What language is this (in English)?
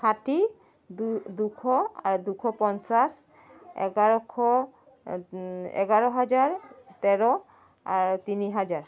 Assamese